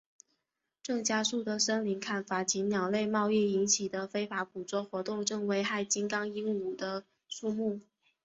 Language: Chinese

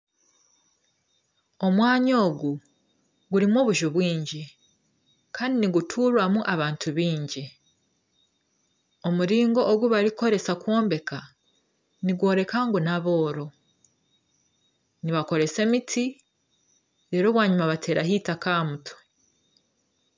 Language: Nyankole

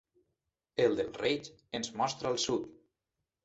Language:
Catalan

